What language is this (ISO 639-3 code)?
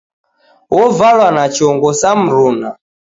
dav